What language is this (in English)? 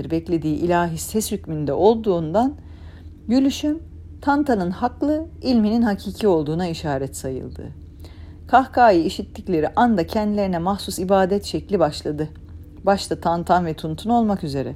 Turkish